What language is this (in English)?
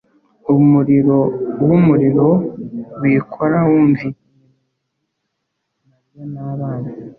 Kinyarwanda